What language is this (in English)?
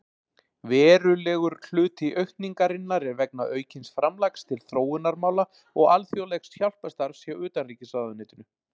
Icelandic